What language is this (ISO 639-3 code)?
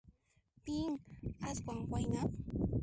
qxp